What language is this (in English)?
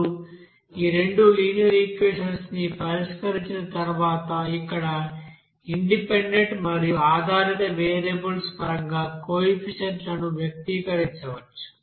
Telugu